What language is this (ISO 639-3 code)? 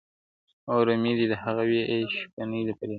pus